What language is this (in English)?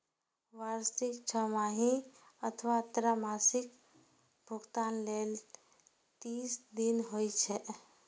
Maithili